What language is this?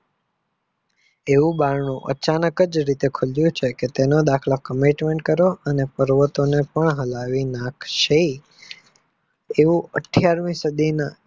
Gujarati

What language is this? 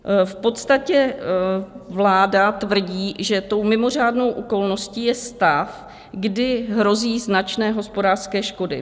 Czech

